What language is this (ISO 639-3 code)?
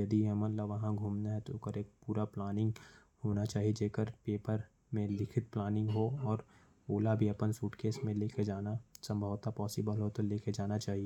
kfp